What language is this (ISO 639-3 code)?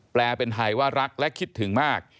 tha